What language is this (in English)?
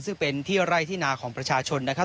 Thai